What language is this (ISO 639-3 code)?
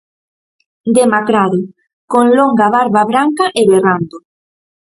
glg